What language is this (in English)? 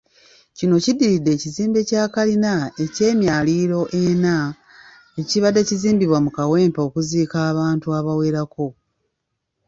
Ganda